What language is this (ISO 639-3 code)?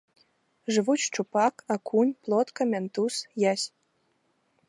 bel